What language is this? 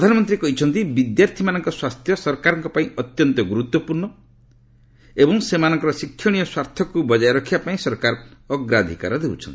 Odia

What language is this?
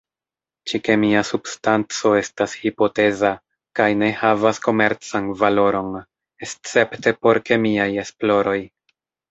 Esperanto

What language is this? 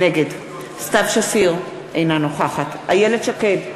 Hebrew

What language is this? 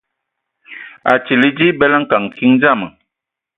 Ewondo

